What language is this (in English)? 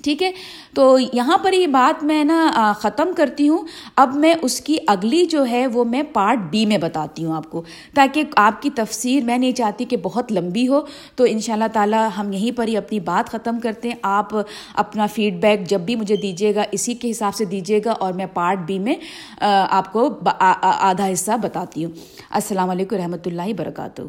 Urdu